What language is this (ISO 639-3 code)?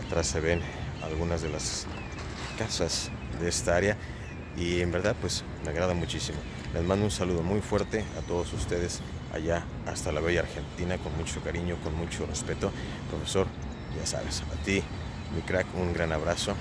spa